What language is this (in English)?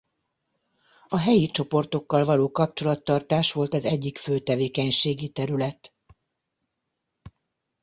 Hungarian